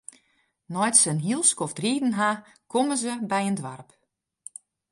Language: Western Frisian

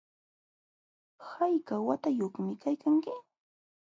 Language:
Jauja Wanca Quechua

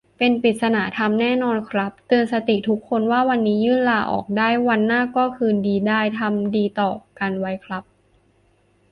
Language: Thai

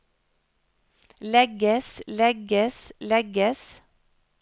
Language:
Norwegian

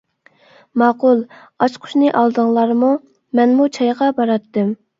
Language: Uyghur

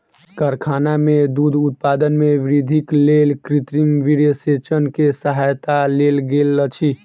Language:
Maithili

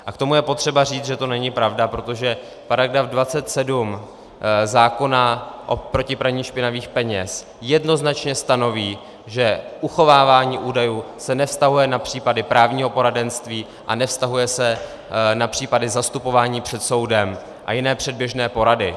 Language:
Czech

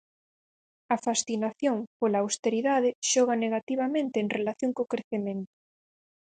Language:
Galician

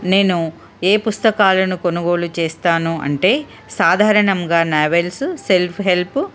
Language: Telugu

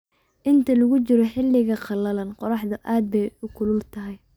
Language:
Somali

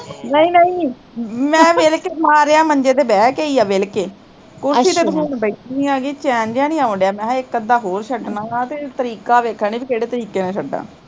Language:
Punjabi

